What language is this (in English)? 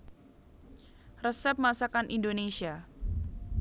Javanese